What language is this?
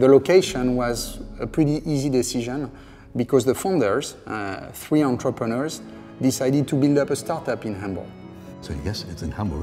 English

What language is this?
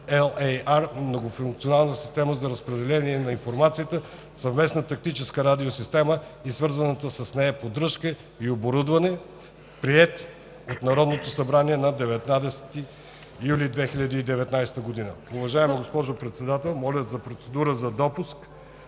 Bulgarian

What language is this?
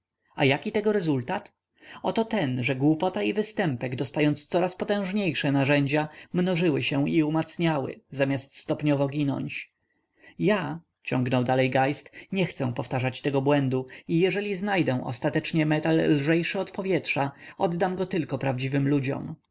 Polish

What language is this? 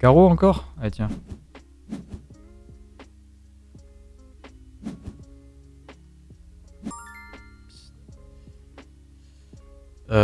French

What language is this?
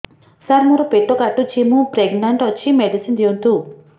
Odia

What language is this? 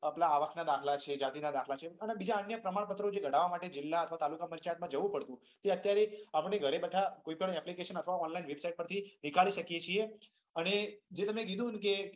Gujarati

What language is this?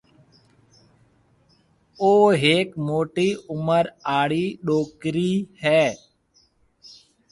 Marwari (Pakistan)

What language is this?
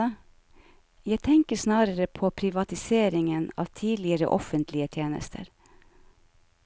Norwegian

